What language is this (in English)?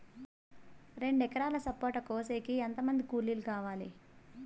Telugu